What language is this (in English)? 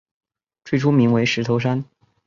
Chinese